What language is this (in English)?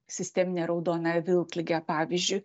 Lithuanian